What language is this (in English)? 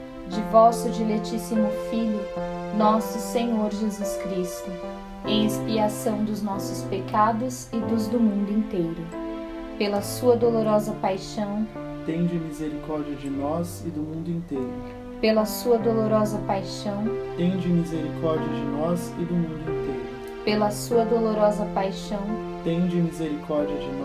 Portuguese